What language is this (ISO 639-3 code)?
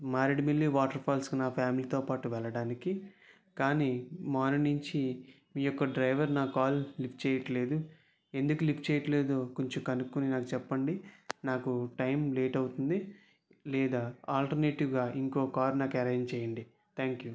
tel